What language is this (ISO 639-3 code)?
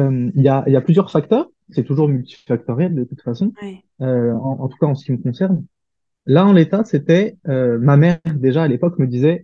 fra